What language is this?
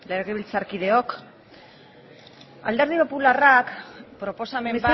Basque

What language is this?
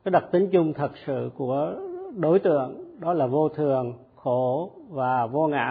Vietnamese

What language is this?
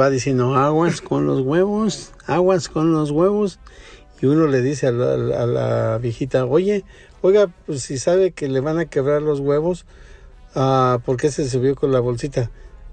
Spanish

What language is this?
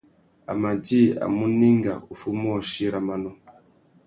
Tuki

